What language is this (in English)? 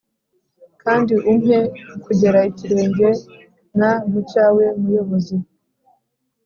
Kinyarwanda